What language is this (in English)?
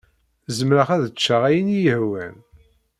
Kabyle